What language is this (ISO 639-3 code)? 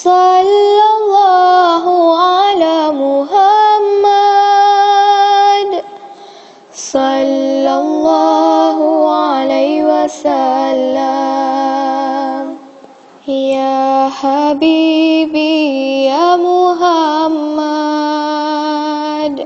msa